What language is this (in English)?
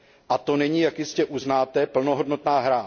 Czech